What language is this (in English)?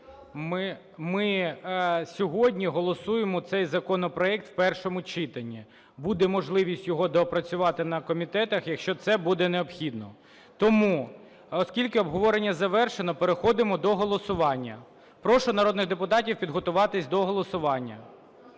Ukrainian